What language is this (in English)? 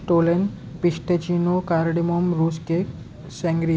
Marathi